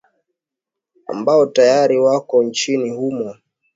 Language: Swahili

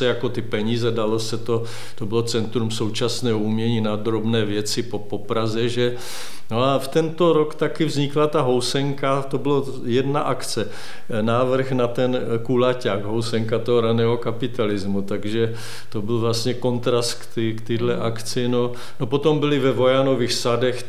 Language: Czech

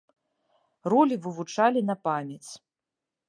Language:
Belarusian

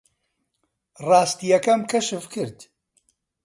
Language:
Central Kurdish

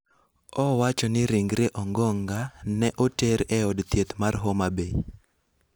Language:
Luo (Kenya and Tanzania)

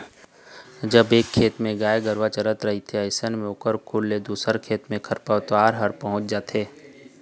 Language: Chhattisgarhi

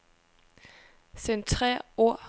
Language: Danish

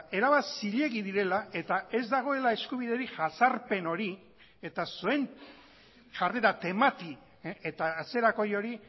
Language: Basque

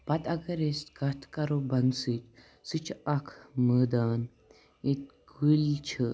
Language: Kashmiri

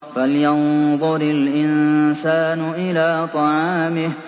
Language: Arabic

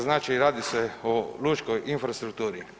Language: Croatian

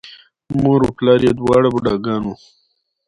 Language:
Pashto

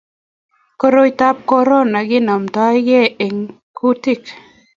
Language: Kalenjin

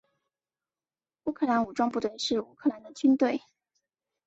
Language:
Chinese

